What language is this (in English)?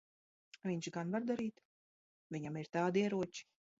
Latvian